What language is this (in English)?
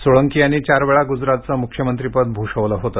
Marathi